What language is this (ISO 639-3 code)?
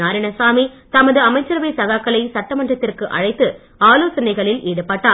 tam